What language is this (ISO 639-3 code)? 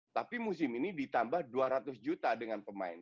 ind